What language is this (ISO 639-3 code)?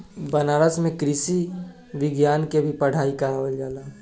bho